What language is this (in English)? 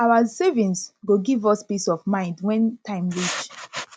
Nigerian Pidgin